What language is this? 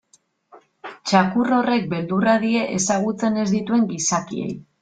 Basque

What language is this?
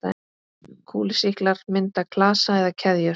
Icelandic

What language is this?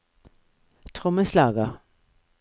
Norwegian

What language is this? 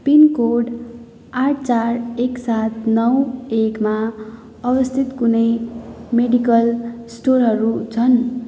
Nepali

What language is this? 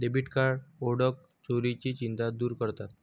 Marathi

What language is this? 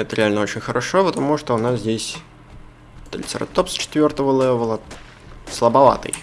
Russian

